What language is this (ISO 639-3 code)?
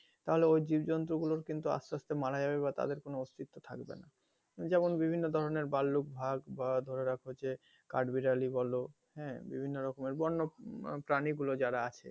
ben